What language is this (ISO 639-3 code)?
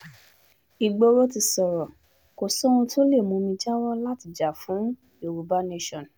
yor